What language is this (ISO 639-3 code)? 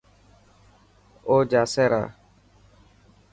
mki